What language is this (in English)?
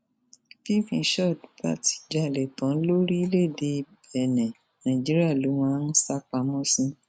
Yoruba